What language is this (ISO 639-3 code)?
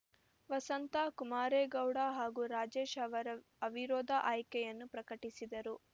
kan